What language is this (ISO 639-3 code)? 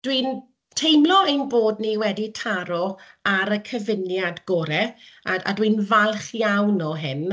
cym